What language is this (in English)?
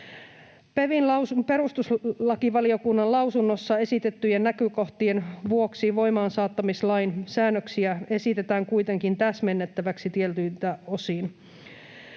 Finnish